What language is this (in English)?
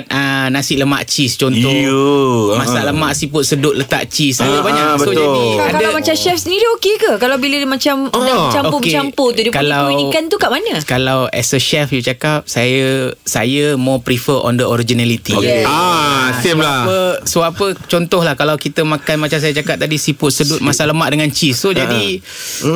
Malay